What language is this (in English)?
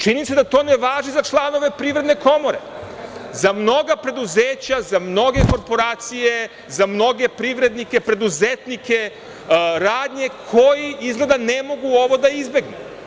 Serbian